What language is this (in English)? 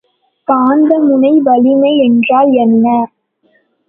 Tamil